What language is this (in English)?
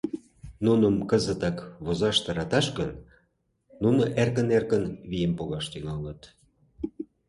Mari